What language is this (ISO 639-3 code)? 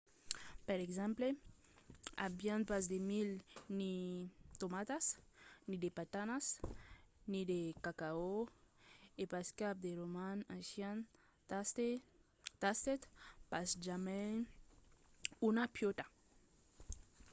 oci